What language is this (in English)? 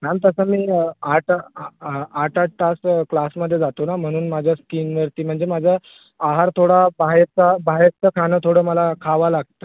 Marathi